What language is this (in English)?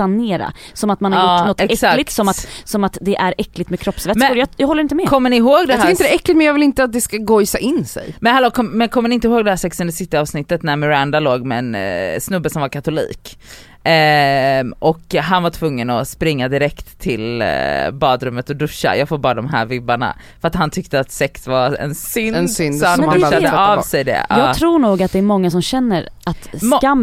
Swedish